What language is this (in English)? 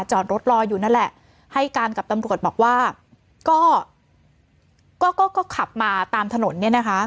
Thai